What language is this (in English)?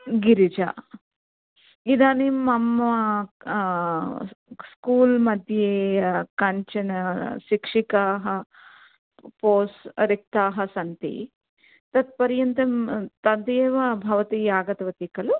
Sanskrit